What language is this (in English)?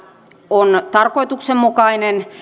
Finnish